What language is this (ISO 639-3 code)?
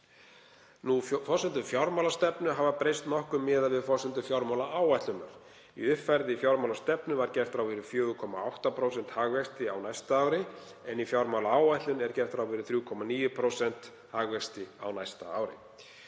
isl